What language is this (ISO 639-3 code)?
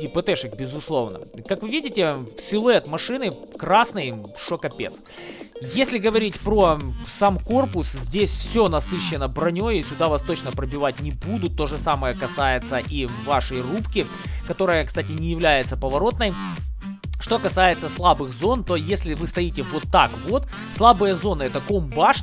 rus